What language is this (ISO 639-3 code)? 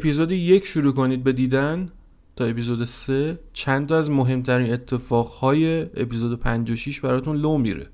fas